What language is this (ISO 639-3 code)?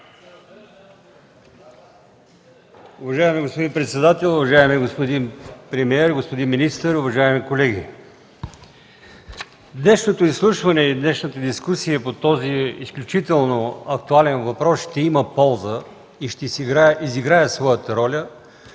bul